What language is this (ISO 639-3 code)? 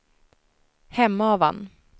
swe